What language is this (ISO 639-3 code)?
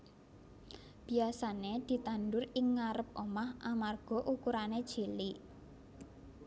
jav